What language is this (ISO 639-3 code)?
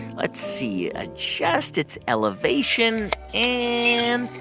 eng